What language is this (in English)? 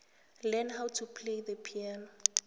South Ndebele